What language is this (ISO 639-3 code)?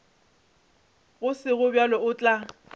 nso